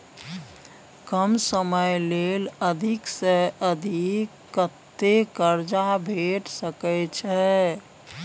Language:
Maithili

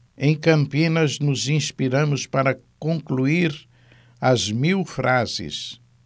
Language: Portuguese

